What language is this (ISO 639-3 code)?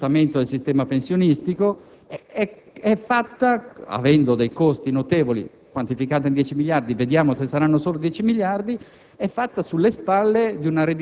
ita